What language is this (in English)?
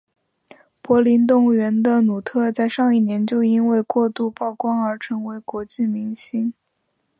Chinese